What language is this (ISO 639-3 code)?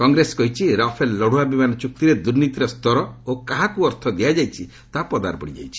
ori